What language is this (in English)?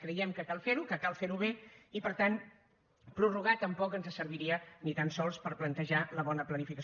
Catalan